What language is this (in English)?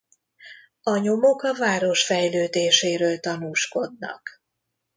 Hungarian